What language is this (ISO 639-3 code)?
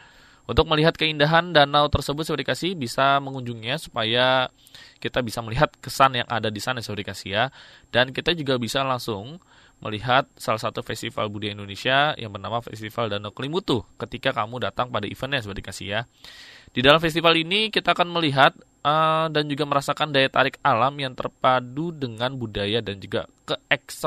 ind